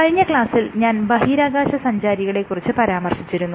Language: Malayalam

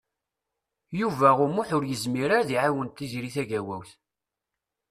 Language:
Kabyle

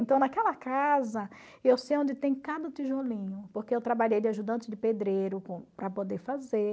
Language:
Portuguese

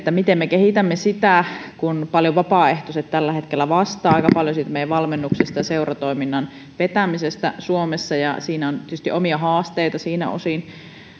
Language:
Finnish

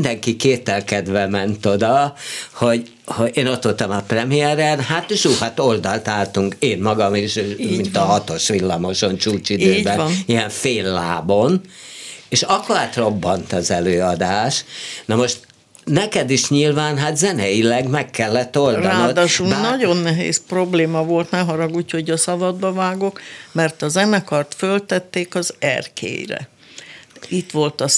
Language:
Hungarian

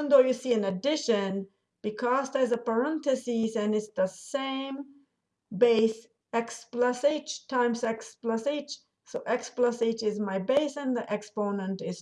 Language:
English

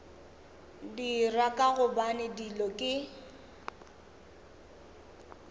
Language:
Northern Sotho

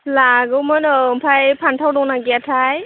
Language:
Bodo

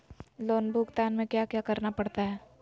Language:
Magahi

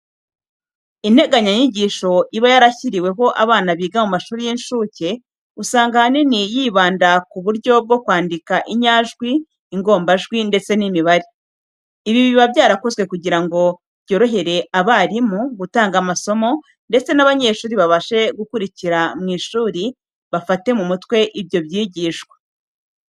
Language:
Kinyarwanda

